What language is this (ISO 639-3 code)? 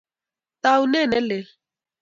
kln